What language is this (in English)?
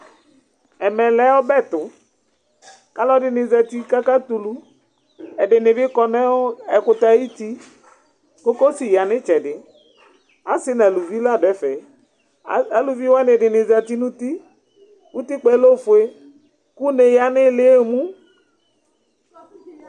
Ikposo